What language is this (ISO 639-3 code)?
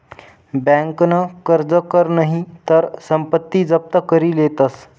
mar